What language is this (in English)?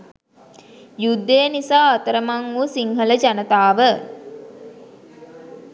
Sinhala